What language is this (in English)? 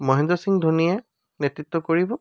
Assamese